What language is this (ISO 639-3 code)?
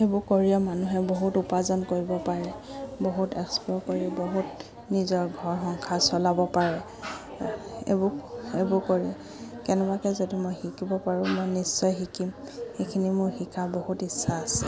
asm